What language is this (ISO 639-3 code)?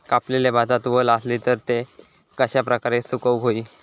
mar